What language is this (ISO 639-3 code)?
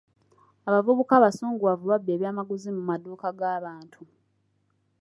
lug